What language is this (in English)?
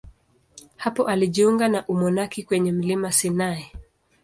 Swahili